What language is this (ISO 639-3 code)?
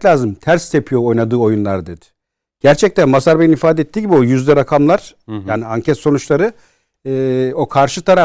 tur